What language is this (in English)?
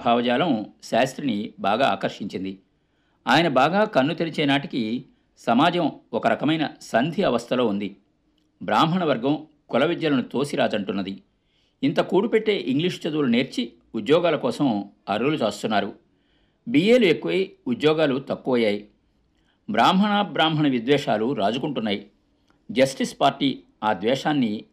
Telugu